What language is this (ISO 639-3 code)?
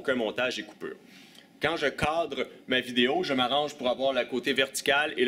fra